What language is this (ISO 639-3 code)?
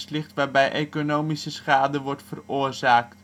nld